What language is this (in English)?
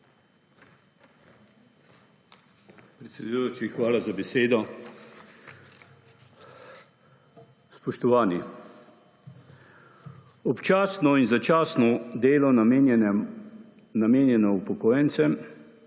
Slovenian